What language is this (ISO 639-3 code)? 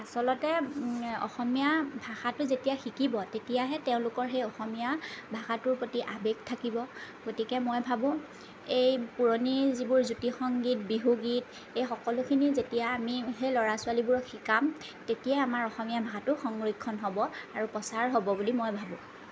asm